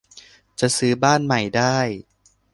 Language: Thai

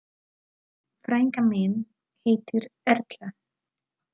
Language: Icelandic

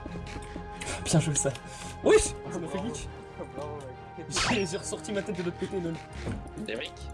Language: French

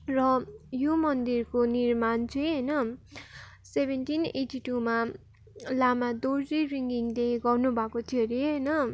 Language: Nepali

